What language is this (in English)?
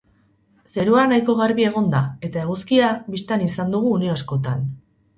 Basque